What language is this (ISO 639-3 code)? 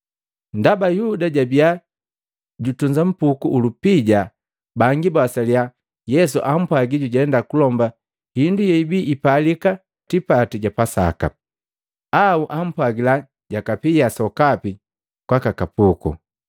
mgv